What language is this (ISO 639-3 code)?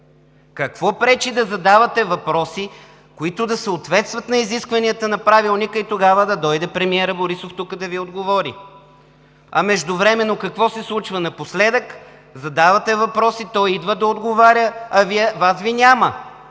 bul